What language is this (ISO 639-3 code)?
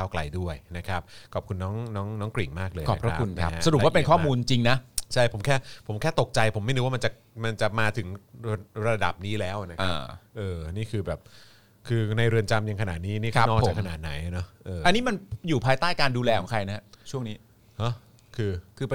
tha